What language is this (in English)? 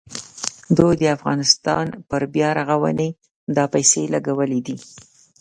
Pashto